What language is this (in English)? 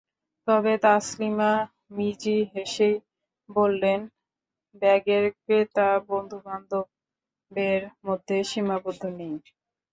Bangla